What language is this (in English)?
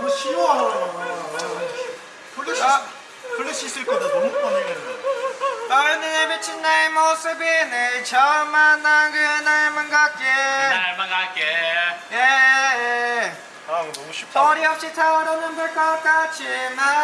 Korean